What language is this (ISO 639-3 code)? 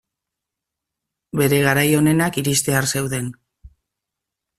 eus